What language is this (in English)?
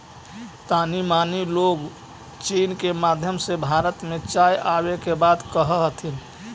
Magahi